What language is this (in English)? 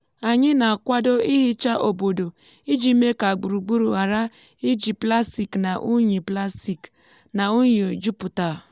Igbo